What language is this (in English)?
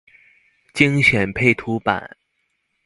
Chinese